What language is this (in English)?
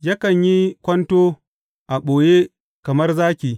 Hausa